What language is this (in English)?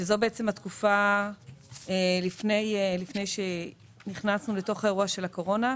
Hebrew